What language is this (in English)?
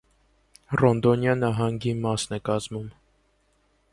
Armenian